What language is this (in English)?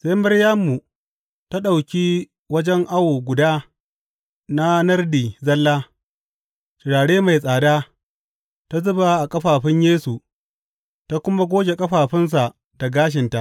Hausa